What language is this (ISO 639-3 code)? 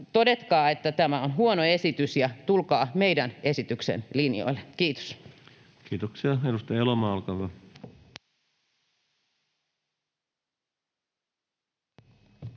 fin